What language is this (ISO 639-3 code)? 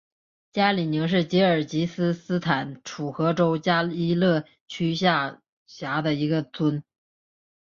zho